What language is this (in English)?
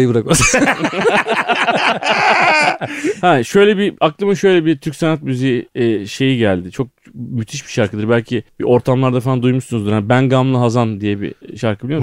Turkish